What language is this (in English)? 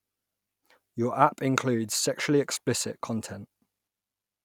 English